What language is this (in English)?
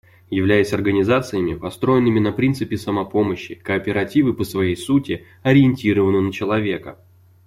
Russian